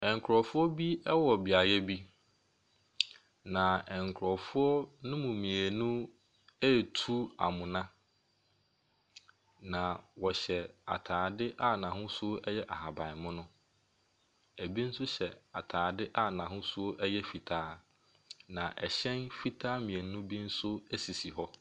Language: Akan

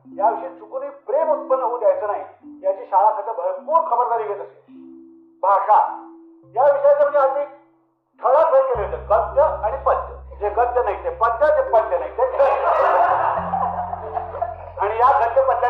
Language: Marathi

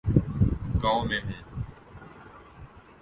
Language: Urdu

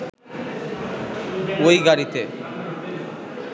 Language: Bangla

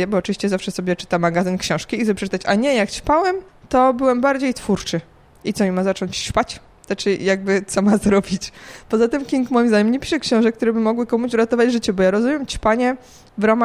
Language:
Polish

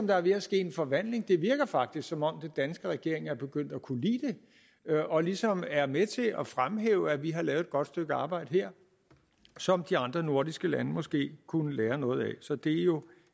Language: Danish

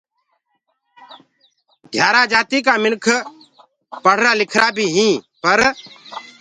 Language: Gurgula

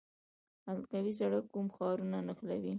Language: Pashto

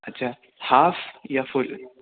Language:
Urdu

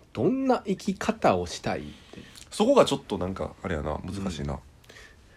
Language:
Japanese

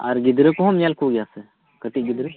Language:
Santali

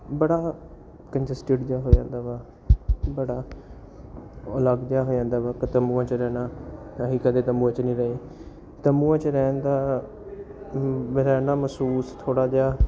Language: Punjabi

